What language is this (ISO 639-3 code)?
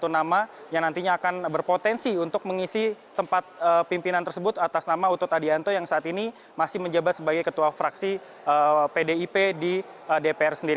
ind